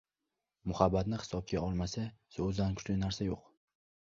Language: Uzbek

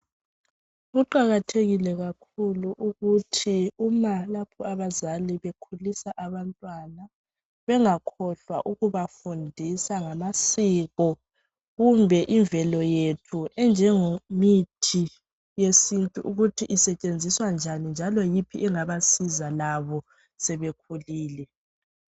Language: North Ndebele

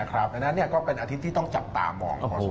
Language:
Thai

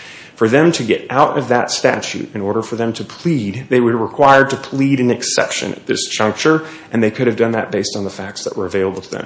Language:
English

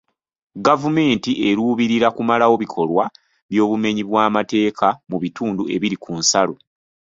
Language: Ganda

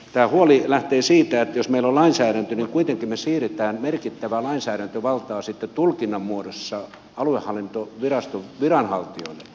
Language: Finnish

